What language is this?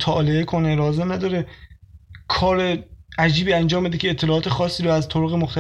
Persian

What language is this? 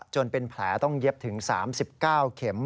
Thai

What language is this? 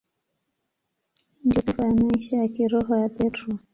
Swahili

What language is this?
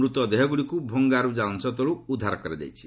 Odia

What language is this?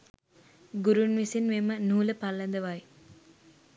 Sinhala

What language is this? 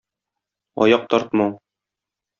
Tatar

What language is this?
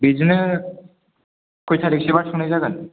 Bodo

